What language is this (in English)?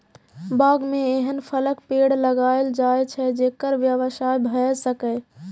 Maithili